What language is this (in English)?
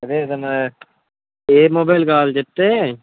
Telugu